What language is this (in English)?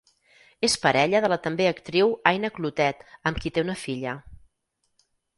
Catalan